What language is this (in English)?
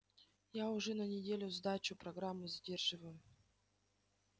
Russian